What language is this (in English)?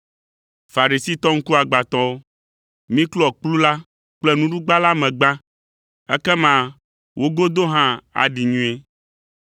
Ewe